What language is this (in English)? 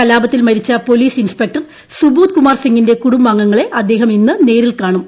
Malayalam